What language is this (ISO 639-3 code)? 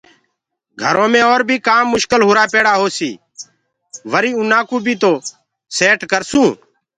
ggg